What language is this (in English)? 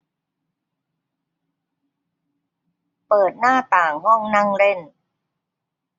Thai